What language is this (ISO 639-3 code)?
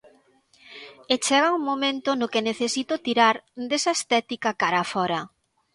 glg